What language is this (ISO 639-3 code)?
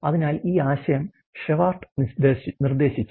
mal